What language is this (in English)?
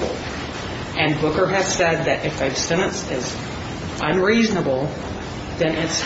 English